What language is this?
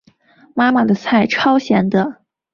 Chinese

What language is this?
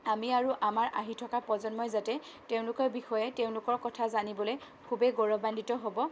Assamese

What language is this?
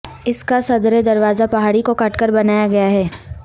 Urdu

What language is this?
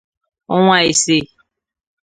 Igbo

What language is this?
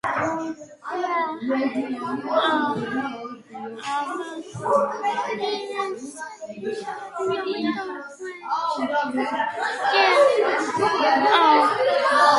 Georgian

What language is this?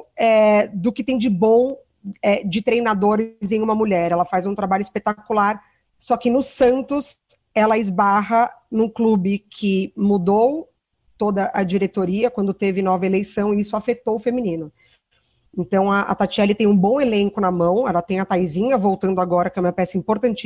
Portuguese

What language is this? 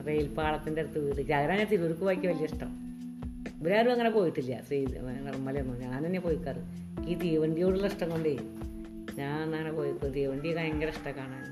Malayalam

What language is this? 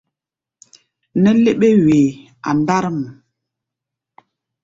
Gbaya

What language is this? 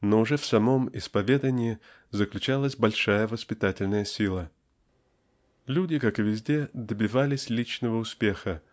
Russian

